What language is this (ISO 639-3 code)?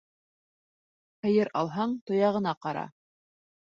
bak